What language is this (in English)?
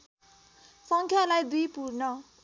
Nepali